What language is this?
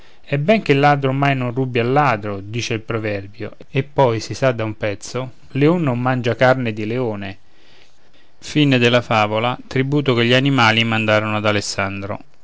Italian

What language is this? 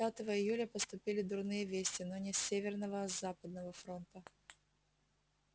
Russian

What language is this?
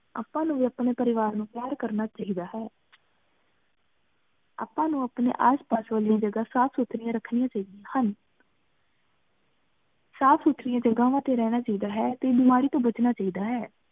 Punjabi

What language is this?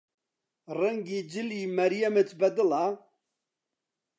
Central Kurdish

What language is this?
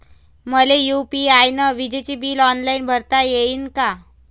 Marathi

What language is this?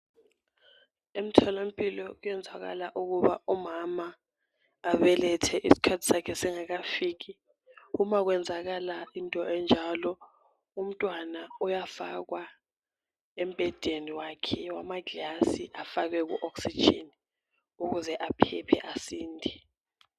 North Ndebele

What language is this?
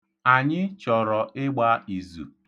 Igbo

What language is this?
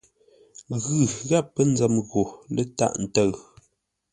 Ngombale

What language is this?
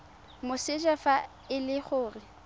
Tswana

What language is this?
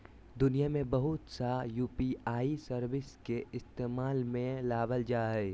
Magahi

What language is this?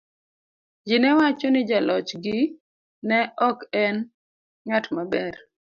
Luo (Kenya and Tanzania)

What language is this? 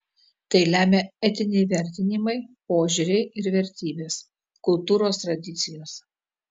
Lithuanian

